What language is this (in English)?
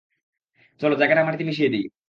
Bangla